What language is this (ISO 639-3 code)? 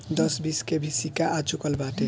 bho